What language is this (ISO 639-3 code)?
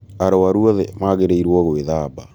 kik